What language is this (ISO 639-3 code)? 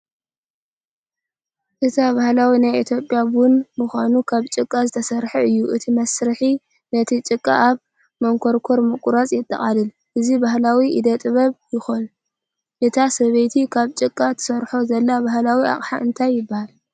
tir